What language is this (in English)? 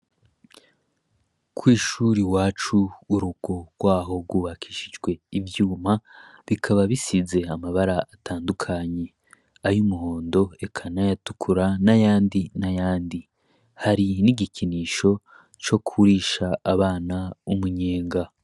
Rundi